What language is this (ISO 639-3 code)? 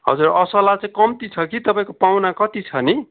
nep